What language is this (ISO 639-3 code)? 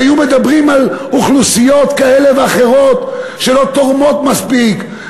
heb